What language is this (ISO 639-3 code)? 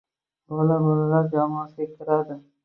uzb